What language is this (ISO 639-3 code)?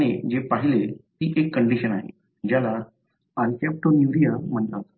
mar